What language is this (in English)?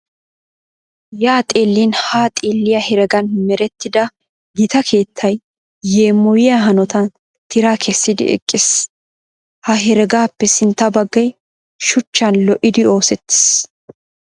Wolaytta